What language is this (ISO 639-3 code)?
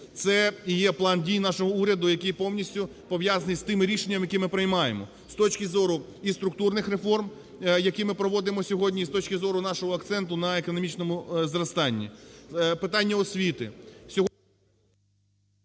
ukr